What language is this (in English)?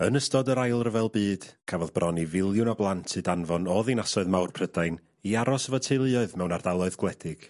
Welsh